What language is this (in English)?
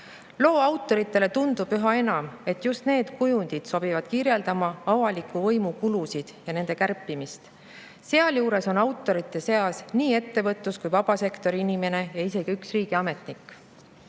Estonian